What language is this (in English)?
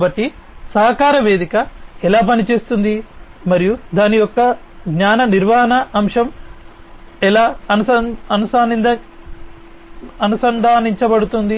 Telugu